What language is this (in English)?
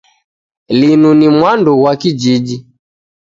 Taita